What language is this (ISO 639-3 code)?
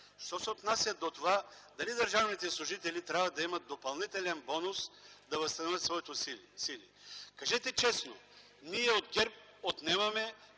bul